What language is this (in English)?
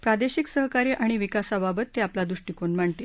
Marathi